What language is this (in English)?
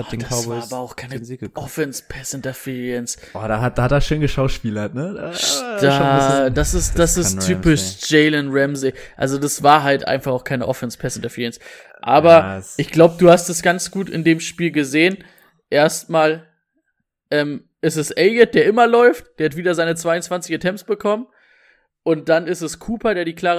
German